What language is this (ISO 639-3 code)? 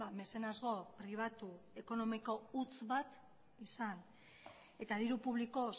eus